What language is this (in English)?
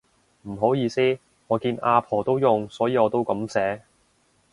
Cantonese